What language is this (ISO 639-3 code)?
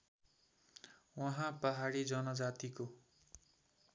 nep